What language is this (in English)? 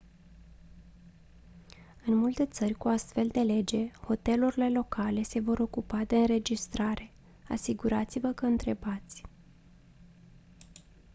Romanian